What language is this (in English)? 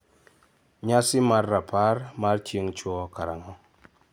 Luo (Kenya and Tanzania)